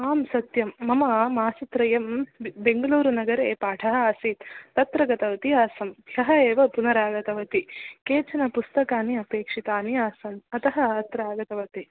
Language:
Sanskrit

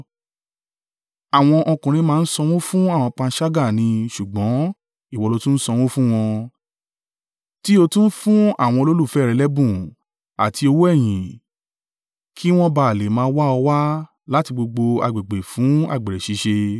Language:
Yoruba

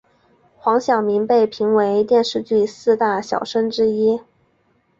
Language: Chinese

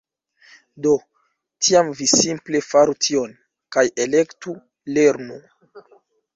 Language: Esperanto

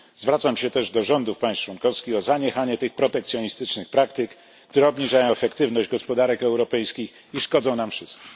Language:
Polish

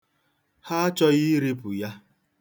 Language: Igbo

